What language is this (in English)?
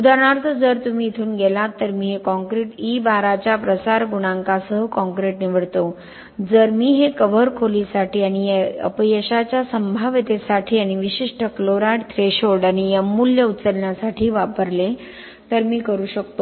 Marathi